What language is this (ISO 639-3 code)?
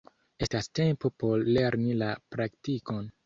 epo